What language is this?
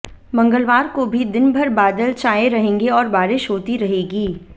Hindi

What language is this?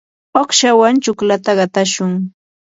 Yanahuanca Pasco Quechua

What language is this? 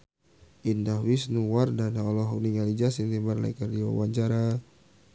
Sundanese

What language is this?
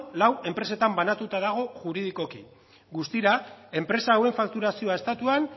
Basque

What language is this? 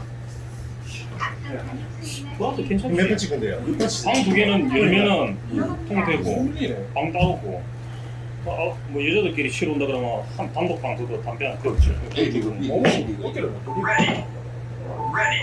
Korean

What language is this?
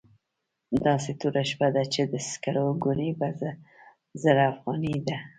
Pashto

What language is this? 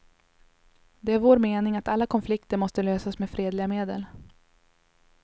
Swedish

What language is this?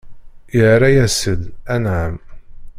Kabyle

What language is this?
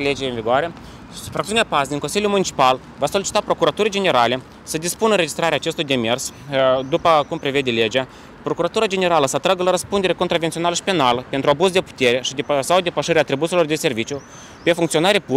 Romanian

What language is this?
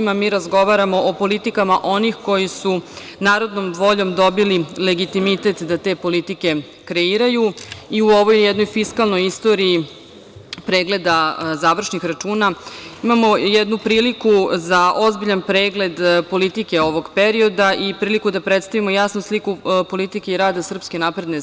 Serbian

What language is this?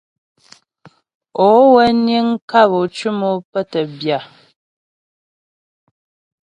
Ghomala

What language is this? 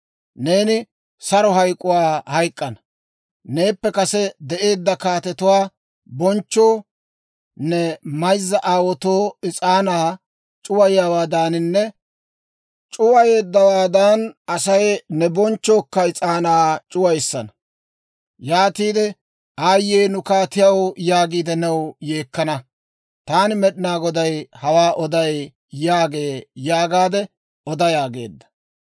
Dawro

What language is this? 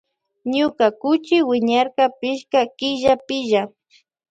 Loja Highland Quichua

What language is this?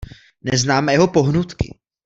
Czech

